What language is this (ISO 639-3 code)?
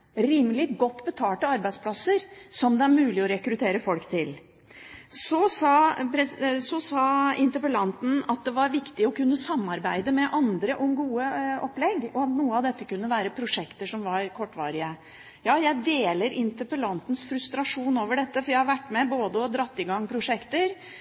nob